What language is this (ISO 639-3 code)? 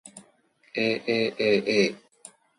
jpn